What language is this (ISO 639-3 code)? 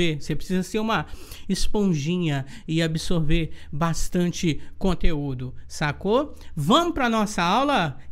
por